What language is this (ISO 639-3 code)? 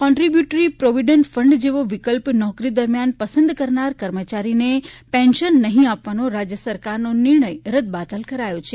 guj